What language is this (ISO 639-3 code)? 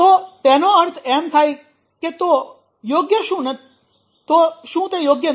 guj